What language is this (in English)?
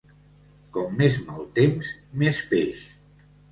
Catalan